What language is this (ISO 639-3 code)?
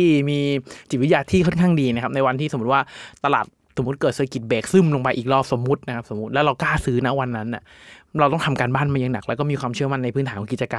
tha